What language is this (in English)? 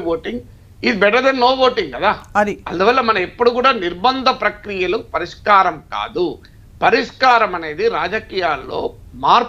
Telugu